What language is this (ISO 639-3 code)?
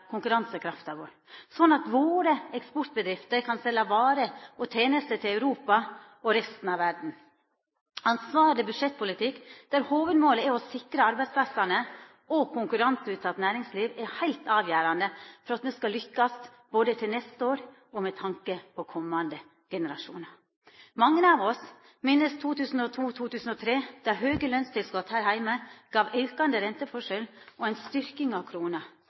nno